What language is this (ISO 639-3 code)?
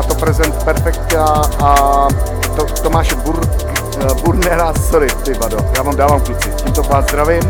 ces